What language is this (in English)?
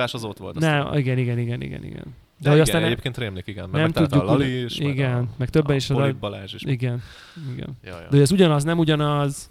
Hungarian